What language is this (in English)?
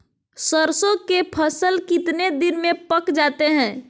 Magahi